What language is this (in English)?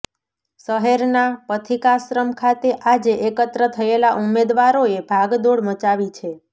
Gujarati